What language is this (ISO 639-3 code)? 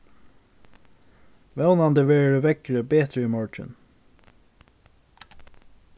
fao